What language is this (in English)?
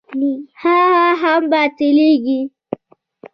Pashto